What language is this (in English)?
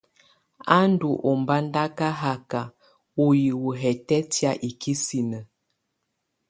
Tunen